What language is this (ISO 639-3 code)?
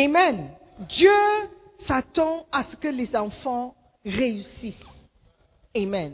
fra